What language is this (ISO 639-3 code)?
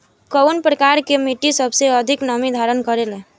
bho